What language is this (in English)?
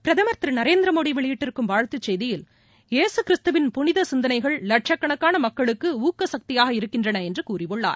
Tamil